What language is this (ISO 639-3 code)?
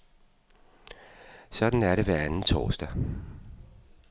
dan